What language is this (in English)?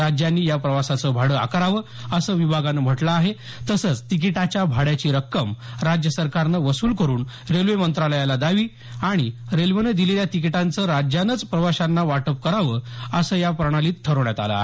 Marathi